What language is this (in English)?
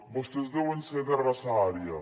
Catalan